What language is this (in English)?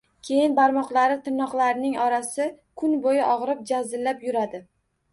Uzbek